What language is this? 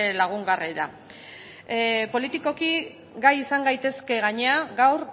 Basque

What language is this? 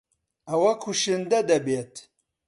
Central Kurdish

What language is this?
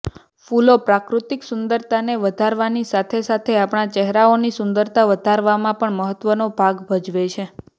Gujarati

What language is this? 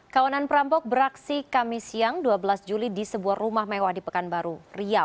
Indonesian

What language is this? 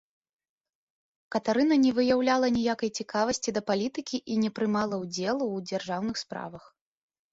Belarusian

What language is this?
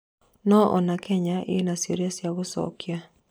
Kikuyu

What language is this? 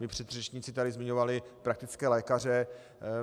Czech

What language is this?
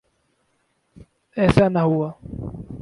Urdu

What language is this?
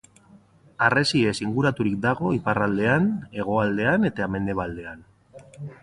Basque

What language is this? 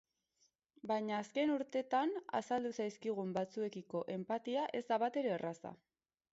Basque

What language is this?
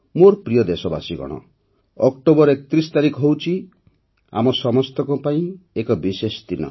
Odia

